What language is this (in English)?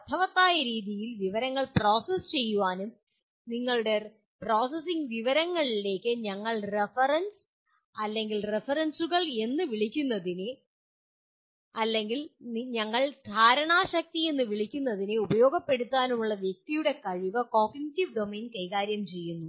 Malayalam